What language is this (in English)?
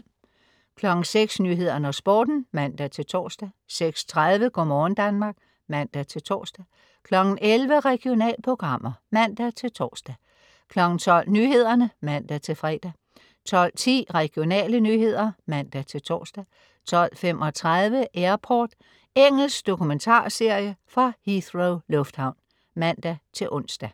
Danish